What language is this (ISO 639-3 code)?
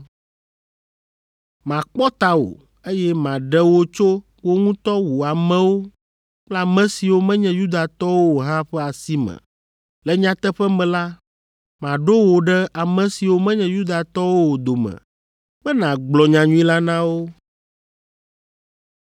ewe